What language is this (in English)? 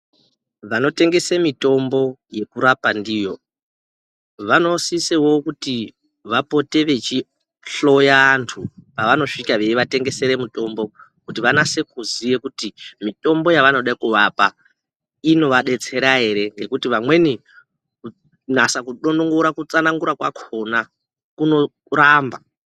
Ndau